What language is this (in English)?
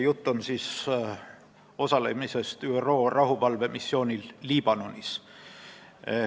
Estonian